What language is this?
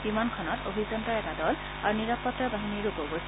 Assamese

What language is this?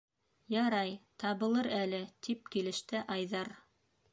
Bashkir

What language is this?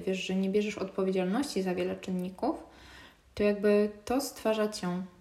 Polish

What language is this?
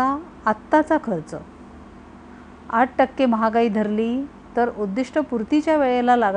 Marathi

